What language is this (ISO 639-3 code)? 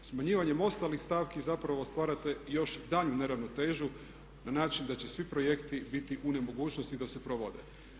hrv